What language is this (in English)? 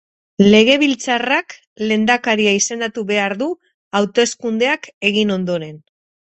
Basque